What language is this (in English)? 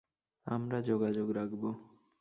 Bangla